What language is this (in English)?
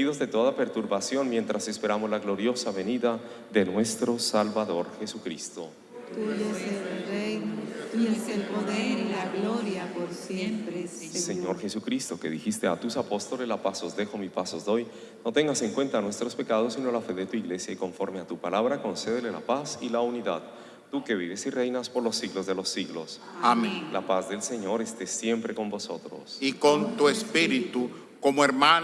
Spanish